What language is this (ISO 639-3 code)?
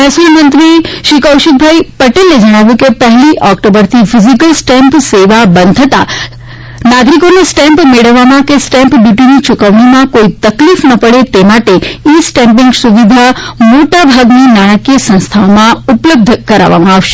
guj